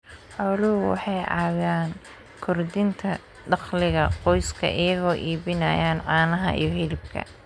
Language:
Somali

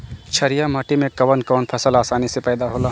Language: Bhojpuri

